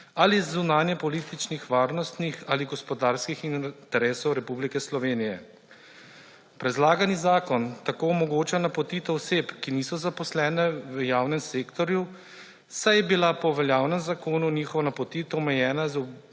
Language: Slovenian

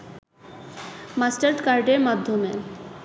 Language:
Bangla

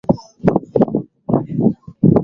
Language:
Swahili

